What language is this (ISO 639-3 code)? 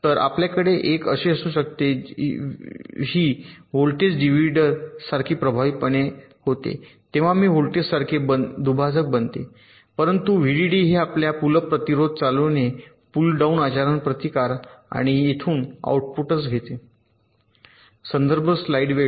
mar